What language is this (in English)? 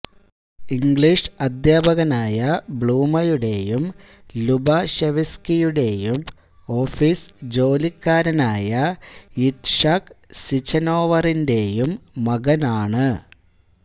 Malayalam